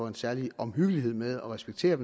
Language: Danish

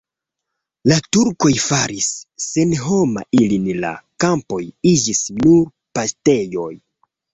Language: Esperanto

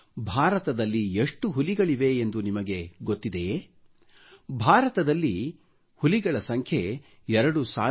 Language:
Kannada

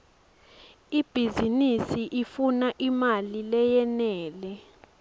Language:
Swati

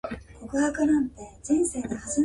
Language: Japanese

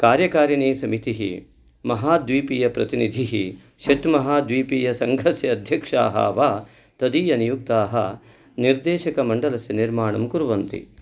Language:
Sanskrit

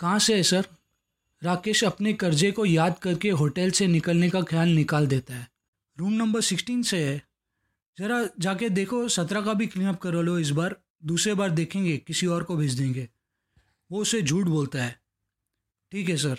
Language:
Hindi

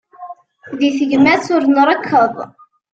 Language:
Kabyle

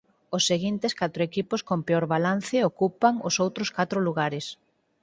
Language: Galician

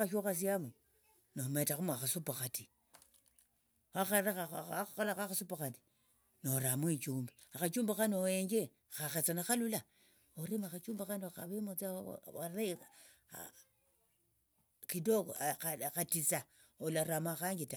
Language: Tsotso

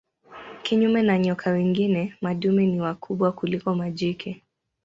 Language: Swahili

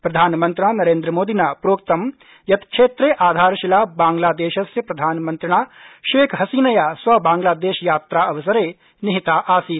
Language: Sanskrit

